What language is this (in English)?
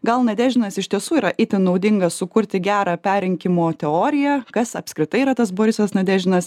Lithuanian